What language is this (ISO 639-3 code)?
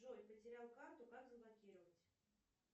rus